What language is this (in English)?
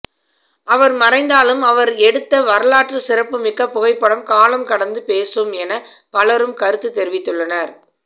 Tamil